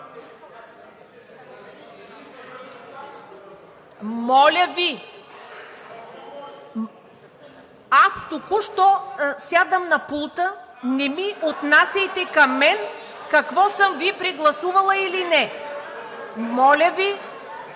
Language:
Bulgarian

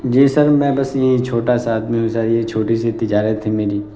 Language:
Urdu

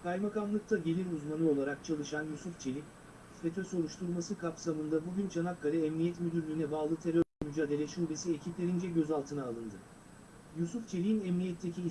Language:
Turkish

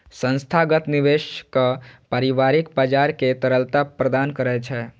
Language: Maithili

